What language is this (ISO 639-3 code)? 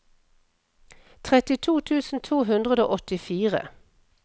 nor